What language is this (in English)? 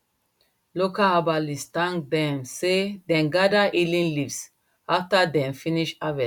Nigerian Pidgin